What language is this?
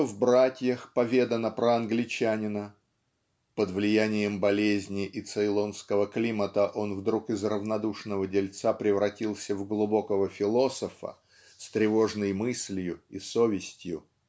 Russian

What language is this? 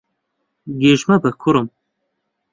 Central Kurdish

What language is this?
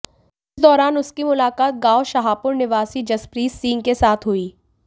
Hindi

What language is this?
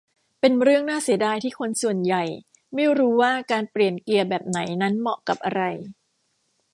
Thai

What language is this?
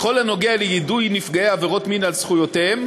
Hebrew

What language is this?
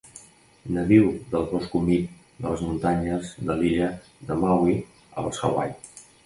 Catalan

